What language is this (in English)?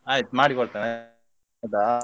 Kannada